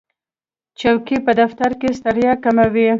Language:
Pashto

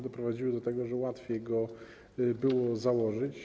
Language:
Polish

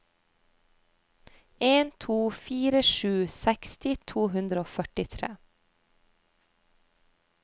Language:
Norwegian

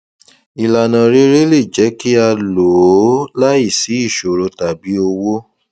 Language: Yoruba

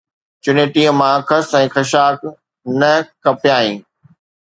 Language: Sindhi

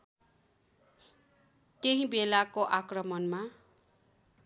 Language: Nepali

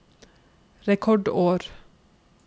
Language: Norwegian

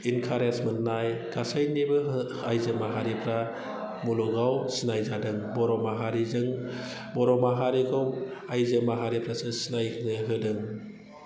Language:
Bodo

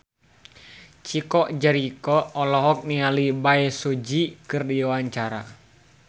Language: Sundanese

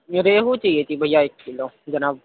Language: Urdu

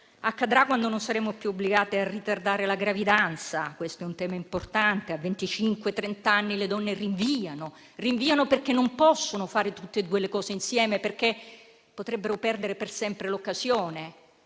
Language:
Italian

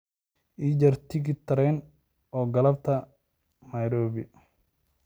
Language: Somali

